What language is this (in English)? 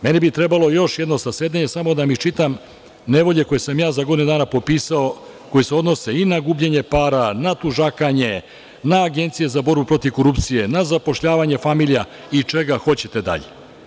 Serbian